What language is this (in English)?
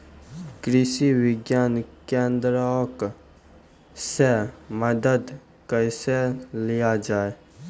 Maithili